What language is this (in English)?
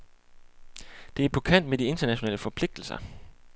Danish